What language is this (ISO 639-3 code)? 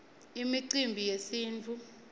ssw